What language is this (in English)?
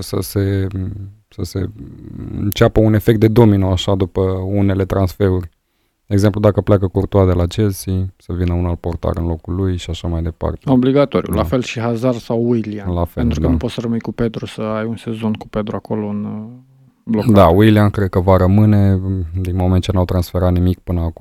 Romanian